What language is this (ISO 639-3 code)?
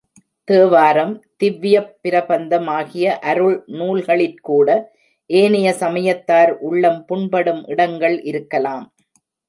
tam